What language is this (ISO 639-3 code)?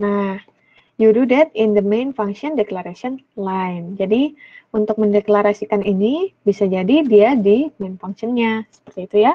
ind